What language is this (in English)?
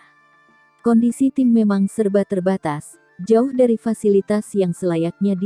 Indonesian